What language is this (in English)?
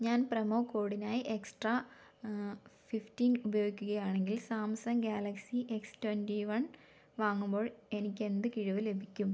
Malayalam